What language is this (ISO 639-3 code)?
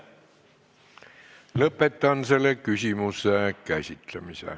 est